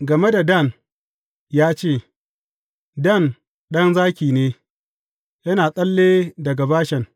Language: Hausa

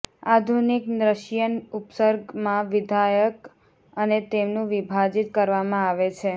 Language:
Gujarati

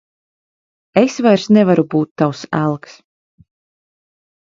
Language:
Latvian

